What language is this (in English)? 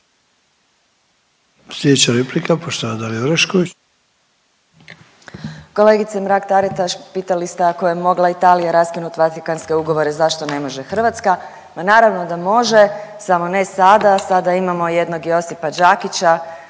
Croatian